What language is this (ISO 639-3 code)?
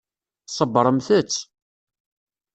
kab